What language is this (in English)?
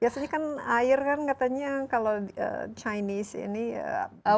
Indonesian